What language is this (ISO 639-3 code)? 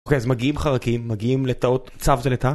heb